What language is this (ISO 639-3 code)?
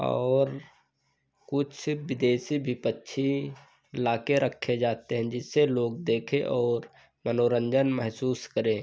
hin